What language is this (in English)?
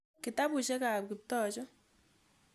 Kalenjin